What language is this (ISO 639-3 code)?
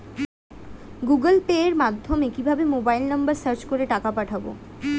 ben